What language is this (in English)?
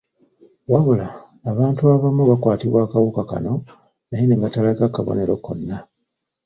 Ganda